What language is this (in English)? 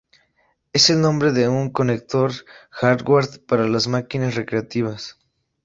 Spanish